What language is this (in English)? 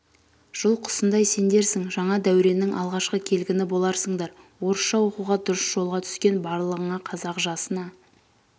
Kazakh